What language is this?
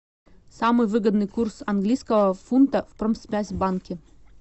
Russian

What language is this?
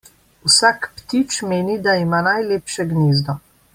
Slovenian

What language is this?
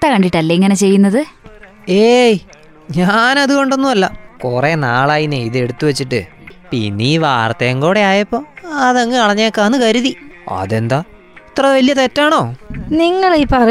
Malayalam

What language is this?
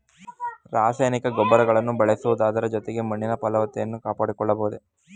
Kannada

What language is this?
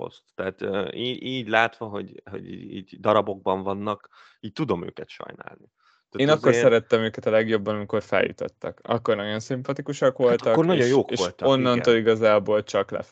Hungarian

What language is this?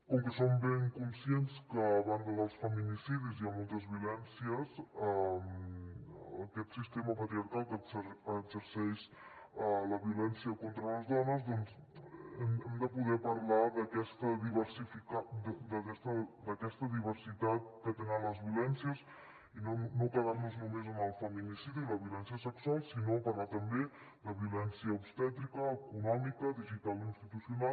Catalan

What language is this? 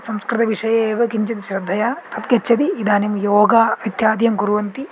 Sanskrit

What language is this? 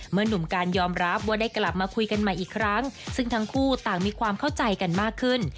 Thai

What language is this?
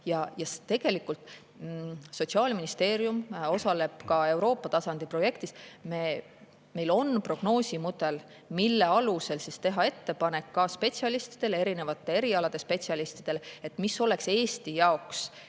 Estonian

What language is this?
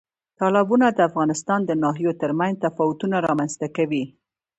Pashto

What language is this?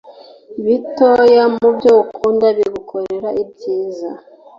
Kinyarwanda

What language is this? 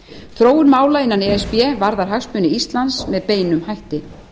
Icelandic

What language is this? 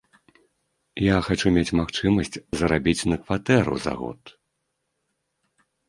Belarusian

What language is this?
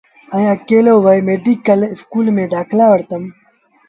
Sindhi Bhil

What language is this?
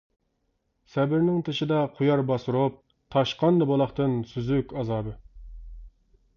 Uyghur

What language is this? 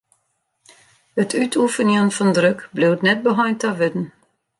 Western Frisian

